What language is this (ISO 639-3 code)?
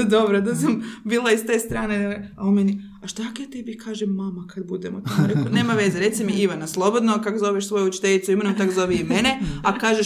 hrv